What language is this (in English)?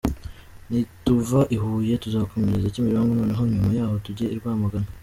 Kinyarwanda